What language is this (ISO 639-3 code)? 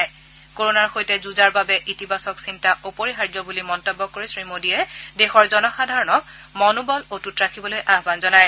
asm